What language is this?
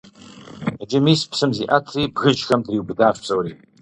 Kabardian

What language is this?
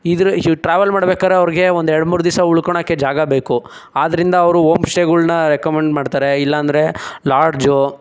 Kannada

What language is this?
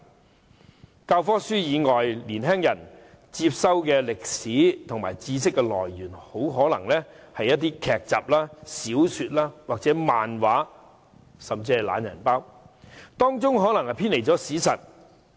Cantonese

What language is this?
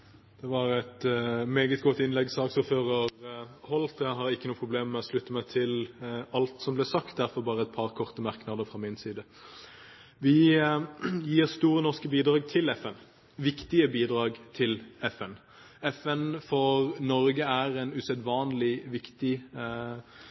Norwegian Bokmål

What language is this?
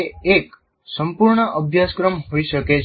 Gujarati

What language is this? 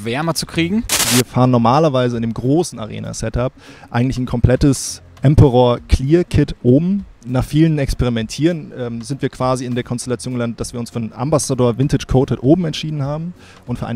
German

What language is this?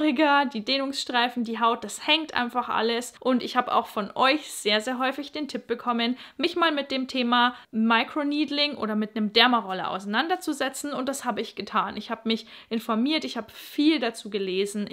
German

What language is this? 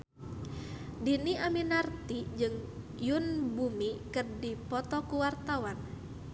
Sundanese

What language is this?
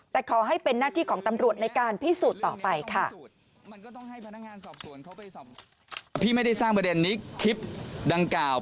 Thai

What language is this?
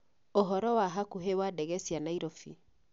Kikuyu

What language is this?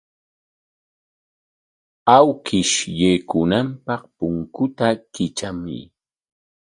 Corongo Ancash Quechua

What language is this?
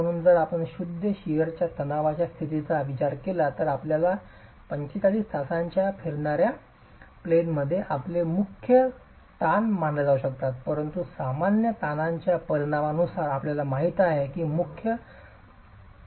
Marathi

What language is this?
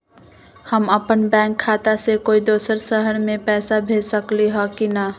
Magahi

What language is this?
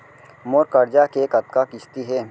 Chhattisgarhi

